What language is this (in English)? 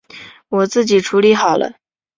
Chinese